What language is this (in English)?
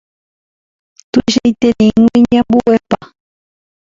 Guarani